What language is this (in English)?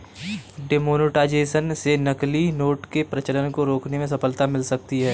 Hindi